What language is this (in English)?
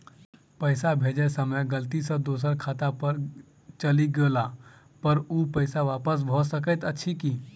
Maithili